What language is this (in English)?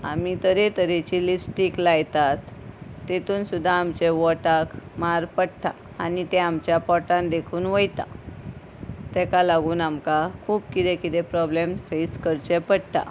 Konkani